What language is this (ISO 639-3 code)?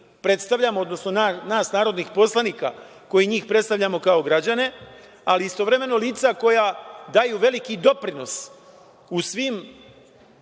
srp